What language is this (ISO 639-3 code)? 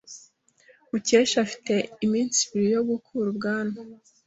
kin